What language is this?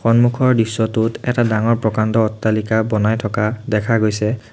Assamese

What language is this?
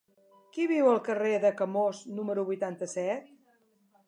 Catalan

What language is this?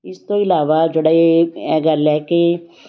Punjabi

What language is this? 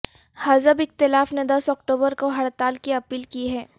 Urdu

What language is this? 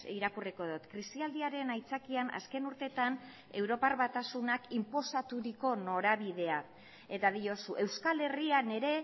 Basque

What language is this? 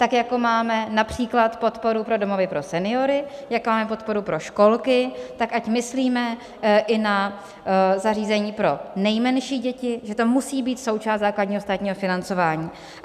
Czech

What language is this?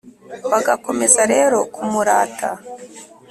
Kinyarwanda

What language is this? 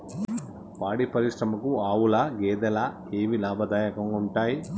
Telugu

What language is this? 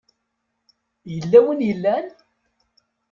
Kabyle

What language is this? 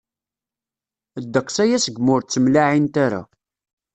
Kabyle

